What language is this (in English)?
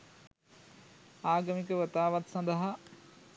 Sinhala